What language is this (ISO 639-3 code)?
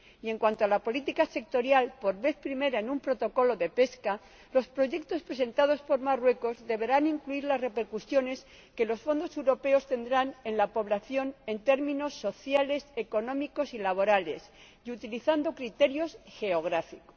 spa